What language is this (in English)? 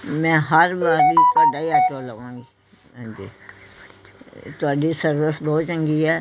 Punjabi